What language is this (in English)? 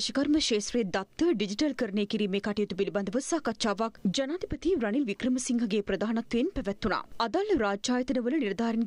Hindi